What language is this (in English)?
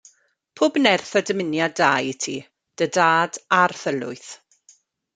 Welsh